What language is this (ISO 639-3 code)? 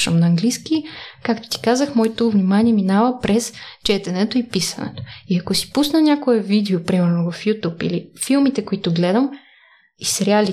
bul